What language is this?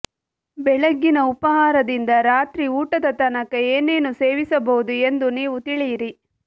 Kannada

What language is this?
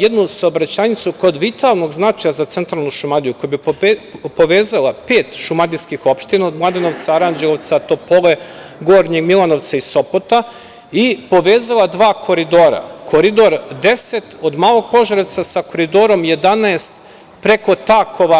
Serbian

